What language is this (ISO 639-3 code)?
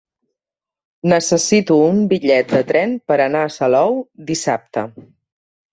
cat